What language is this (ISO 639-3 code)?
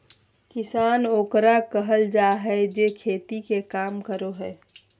mag